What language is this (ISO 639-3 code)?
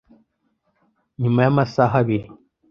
kin